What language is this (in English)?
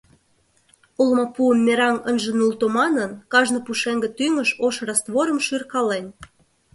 Mari